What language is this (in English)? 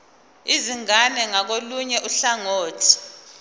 Zulu